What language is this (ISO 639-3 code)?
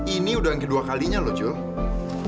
ind